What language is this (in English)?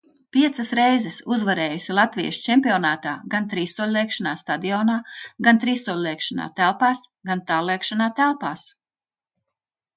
Latvian